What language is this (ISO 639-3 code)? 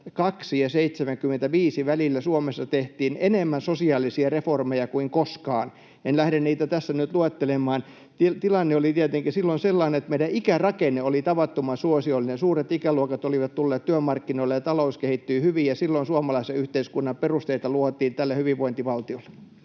fin